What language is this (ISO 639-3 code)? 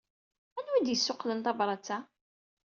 kab